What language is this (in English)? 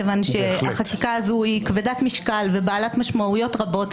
Hebrew